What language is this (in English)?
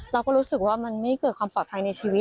Thai